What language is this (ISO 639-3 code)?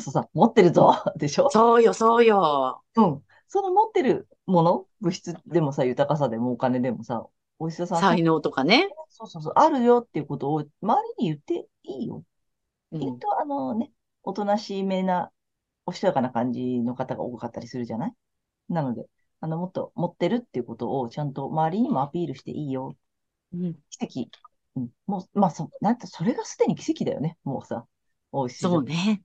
jpn